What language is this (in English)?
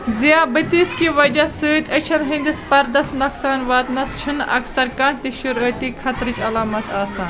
Kashmiri